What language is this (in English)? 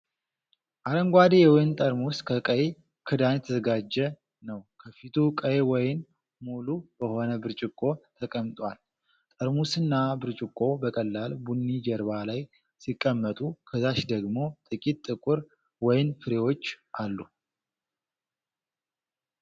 Amharic